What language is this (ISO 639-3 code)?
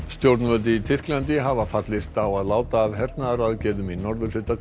isl